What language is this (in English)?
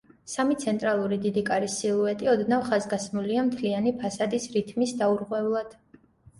Georgian